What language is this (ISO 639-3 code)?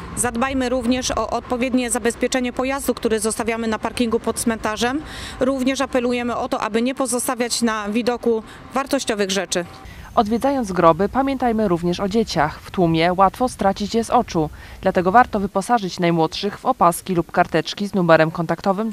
pol